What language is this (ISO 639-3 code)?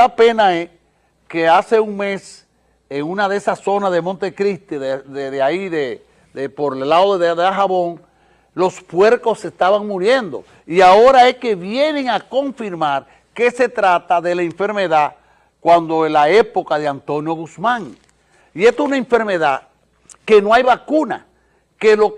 spa